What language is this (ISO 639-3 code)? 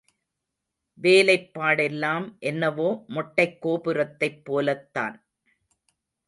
tam